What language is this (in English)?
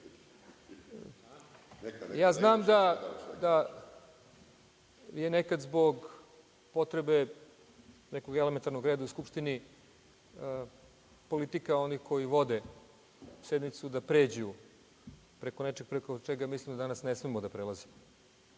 Serbian